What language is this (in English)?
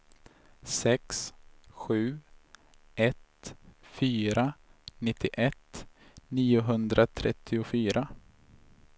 Swedish